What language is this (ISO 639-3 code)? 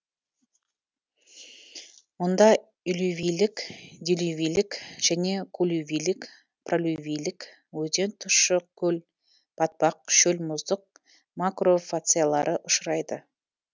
kaz